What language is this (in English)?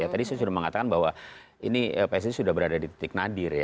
Indonesian